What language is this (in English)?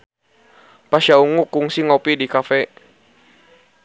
Sundanese